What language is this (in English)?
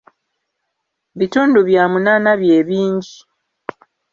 Ganda